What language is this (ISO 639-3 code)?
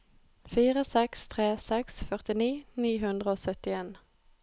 nor